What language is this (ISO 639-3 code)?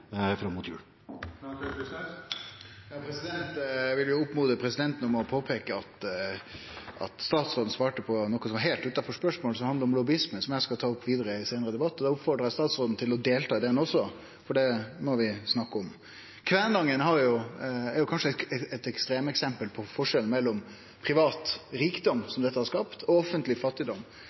nor